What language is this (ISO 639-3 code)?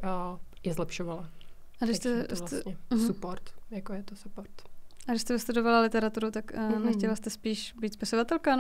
ces